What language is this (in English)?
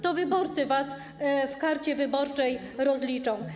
Polish